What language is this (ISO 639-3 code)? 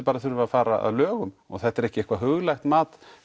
isl